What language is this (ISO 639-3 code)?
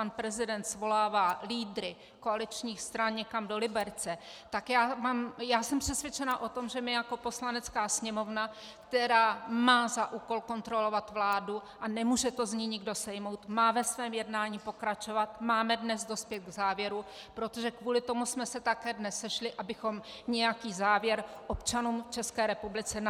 ces